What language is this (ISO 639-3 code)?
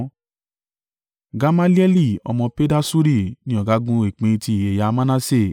yor